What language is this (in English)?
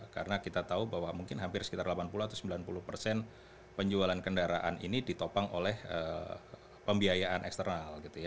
Indonesian